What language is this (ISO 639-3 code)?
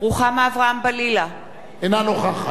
heb